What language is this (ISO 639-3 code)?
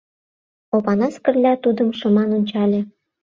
chm